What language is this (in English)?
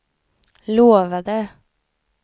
Swedish